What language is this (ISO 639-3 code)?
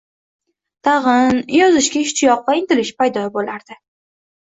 uzb